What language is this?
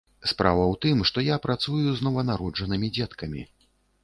Belarusian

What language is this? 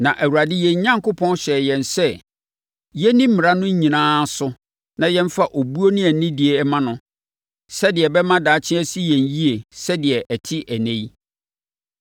Akan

